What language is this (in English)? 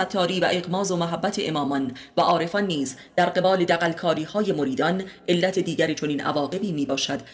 Persian